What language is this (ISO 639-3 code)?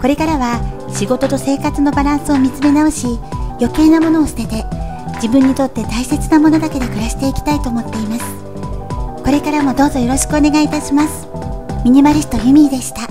jpn